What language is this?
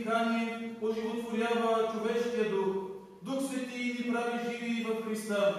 Bulgarian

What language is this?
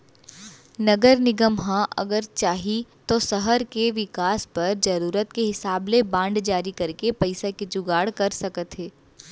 Chhattisgarhi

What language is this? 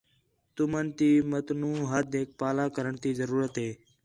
Khetrani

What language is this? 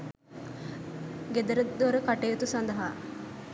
Sinhala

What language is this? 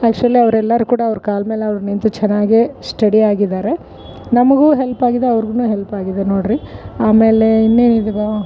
Kannada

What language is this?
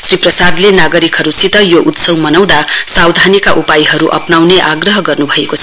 Nepali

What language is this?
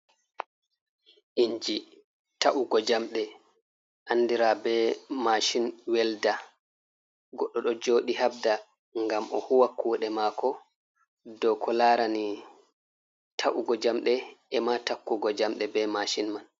Fula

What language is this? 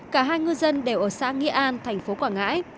Vietnamese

